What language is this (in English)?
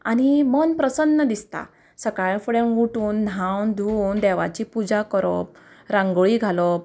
Konkani